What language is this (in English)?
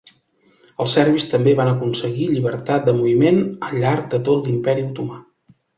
Catalan